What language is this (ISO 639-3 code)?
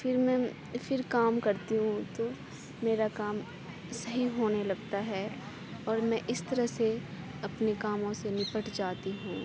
urd